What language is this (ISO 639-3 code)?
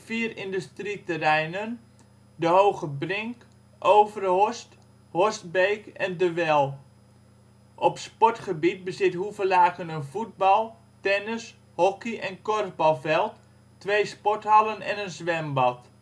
nld